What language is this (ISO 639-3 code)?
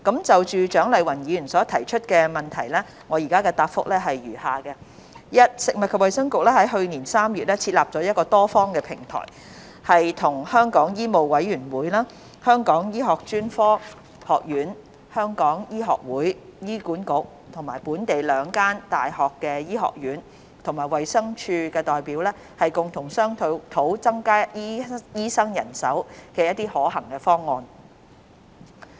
yue